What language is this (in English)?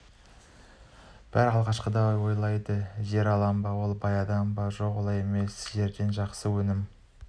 Kazakh